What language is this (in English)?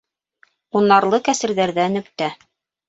Bashkir